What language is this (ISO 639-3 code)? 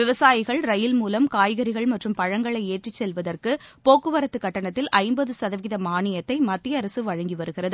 tam